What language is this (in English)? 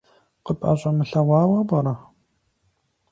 Kabardian